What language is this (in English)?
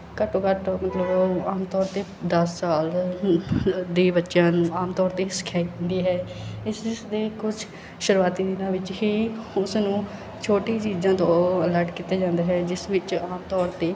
Punjabi